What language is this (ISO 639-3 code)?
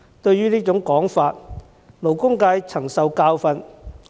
yue